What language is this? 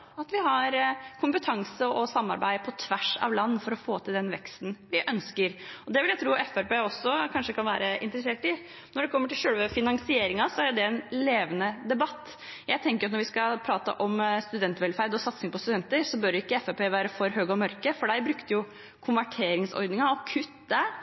Norwegian Bokmål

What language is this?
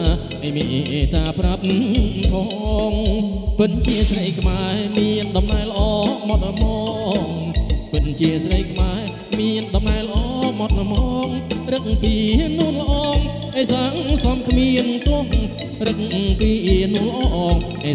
Thai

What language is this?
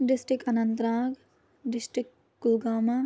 Kashmiri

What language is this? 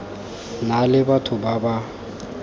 Tswana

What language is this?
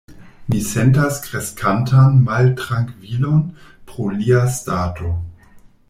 Esperanto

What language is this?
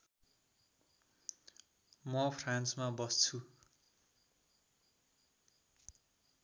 Nepali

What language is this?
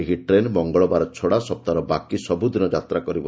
Odia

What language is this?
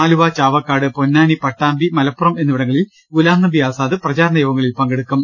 Malayalam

